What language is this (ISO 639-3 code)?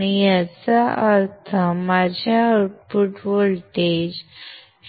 mar